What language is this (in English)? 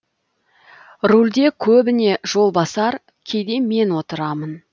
Kazakh